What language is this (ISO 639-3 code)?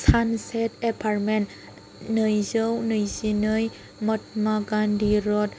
brx